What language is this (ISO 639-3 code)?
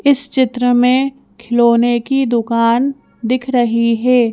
hin